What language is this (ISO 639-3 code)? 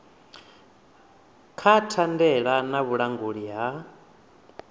ven